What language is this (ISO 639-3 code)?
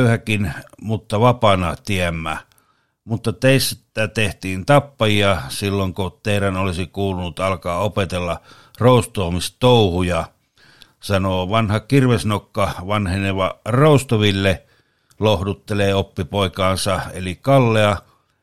fin